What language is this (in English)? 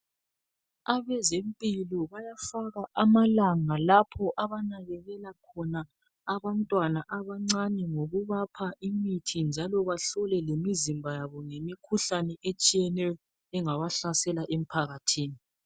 North Ndebele